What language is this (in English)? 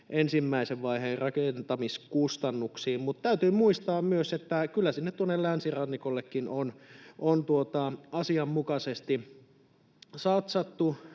Finnish